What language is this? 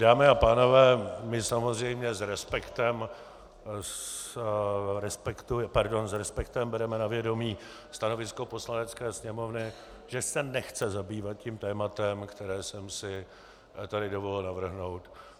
Czech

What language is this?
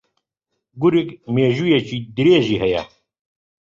Central Kurdish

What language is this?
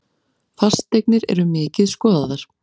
Icelandic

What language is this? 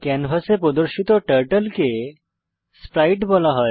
Bangla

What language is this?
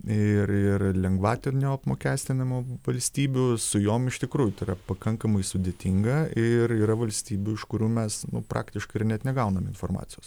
Lithuanian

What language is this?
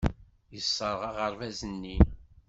Kabyle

